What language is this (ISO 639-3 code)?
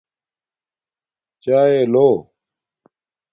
dmk